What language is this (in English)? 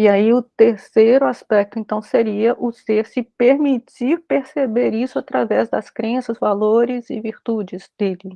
Portuguese